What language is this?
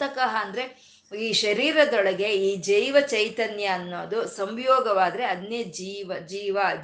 Kannada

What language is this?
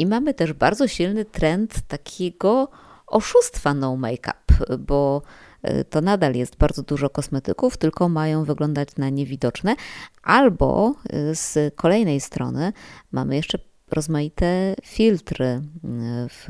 Polish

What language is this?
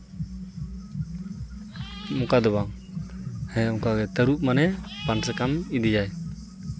Santali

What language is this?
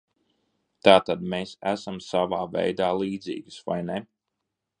Latvian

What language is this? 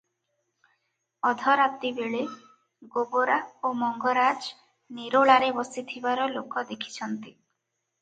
Odia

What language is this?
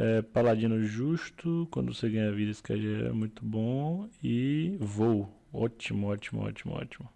Portuguese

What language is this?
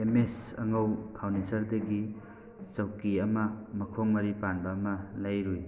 Manipuri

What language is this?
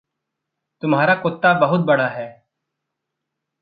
Hindi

